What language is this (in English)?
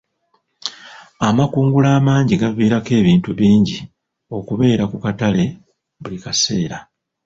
Ganda